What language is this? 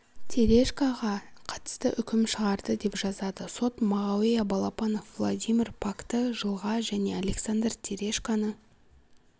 Kazakh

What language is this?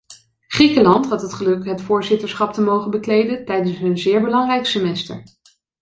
Dutch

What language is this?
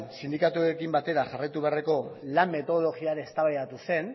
Basque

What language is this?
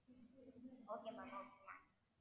Tamil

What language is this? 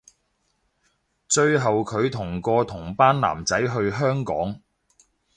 Cantonese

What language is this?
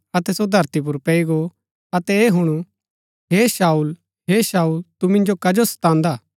Gaddi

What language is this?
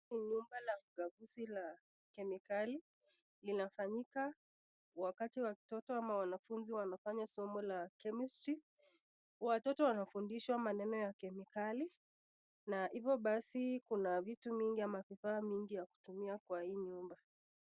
Swahili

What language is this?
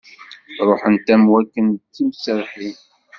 Kabyle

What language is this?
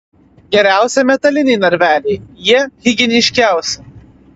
Lithuanian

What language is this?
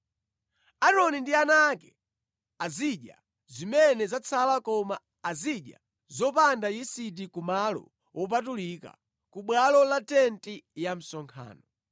Nyanja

